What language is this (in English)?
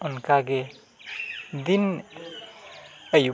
Santali